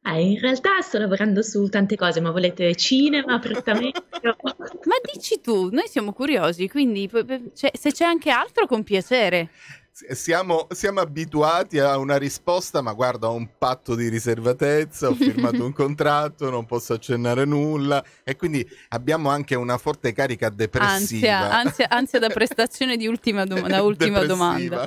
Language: Italian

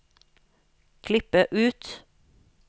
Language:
Norwegian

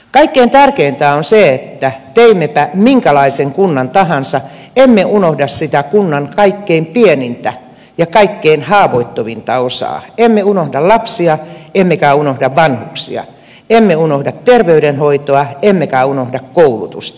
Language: Finnish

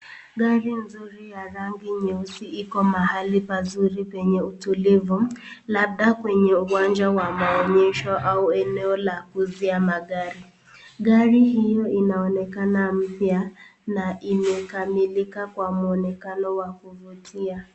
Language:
Swahili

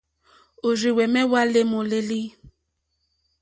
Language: Mokpwe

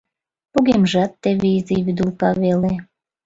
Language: Mari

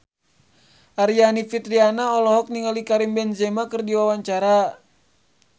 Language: Sundanese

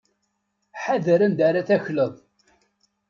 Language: Kabyle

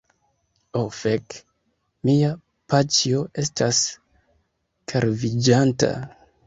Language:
Esperanto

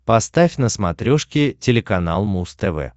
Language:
Russian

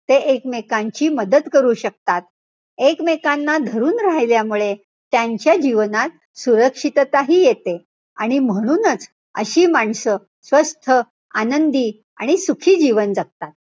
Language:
Marathi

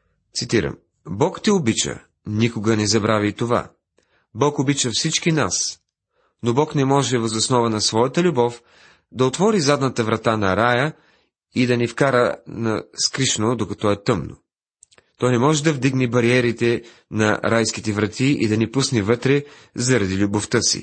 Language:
Bulgarian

